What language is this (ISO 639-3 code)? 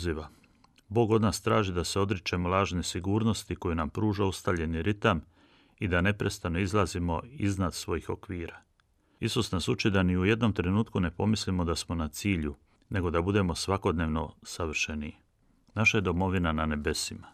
hrv